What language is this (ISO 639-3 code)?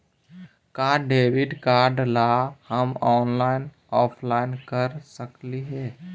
mag